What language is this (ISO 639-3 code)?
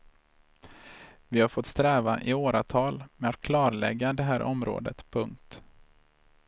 swe